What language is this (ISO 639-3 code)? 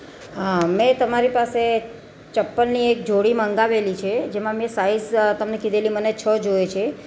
guj